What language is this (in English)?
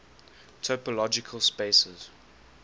English